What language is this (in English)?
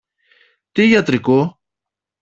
Greek